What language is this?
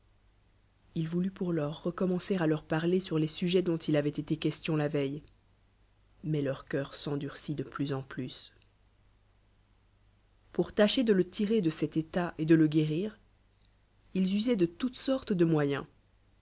French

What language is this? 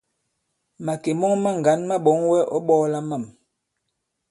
Bankon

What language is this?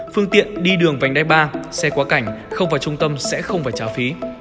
Vietnamese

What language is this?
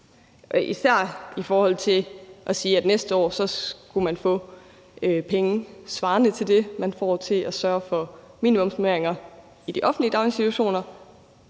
Danish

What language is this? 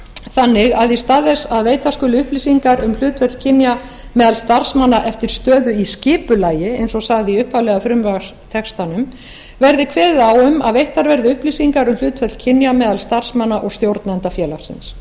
Icelandic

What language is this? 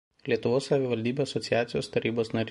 Lithuanian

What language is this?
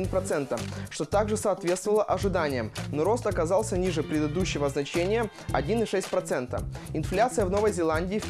Russian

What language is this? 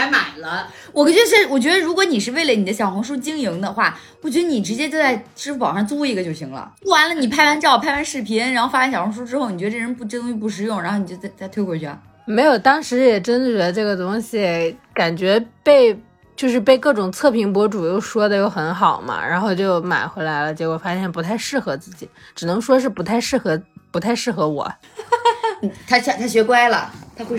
Chinese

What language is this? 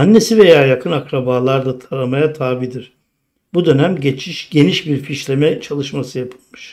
Turkish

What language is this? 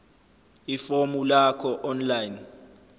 Zulu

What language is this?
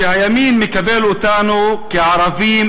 Hebrew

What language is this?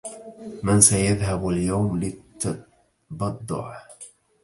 Arabic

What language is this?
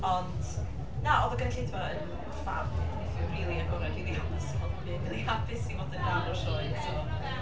Welsh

